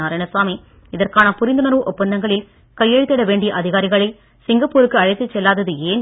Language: Tamil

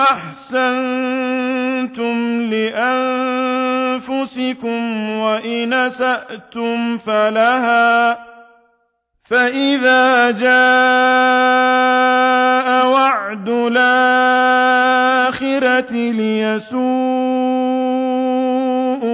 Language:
Arabic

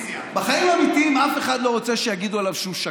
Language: Hebrew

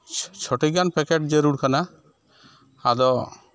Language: Santali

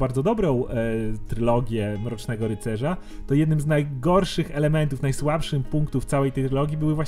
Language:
Polish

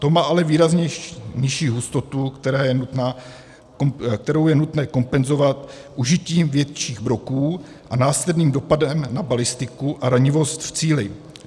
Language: Czech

